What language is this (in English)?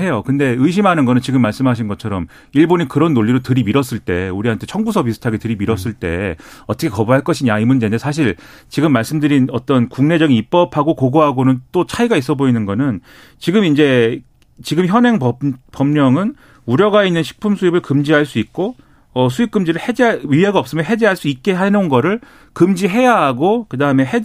Korean